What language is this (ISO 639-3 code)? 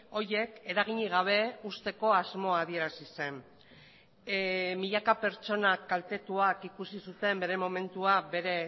eus